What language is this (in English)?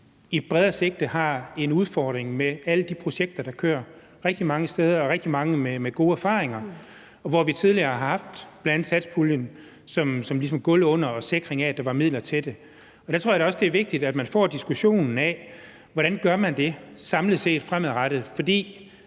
Danish